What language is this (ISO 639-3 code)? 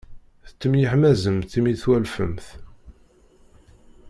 kab